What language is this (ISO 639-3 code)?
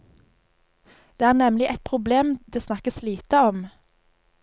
nor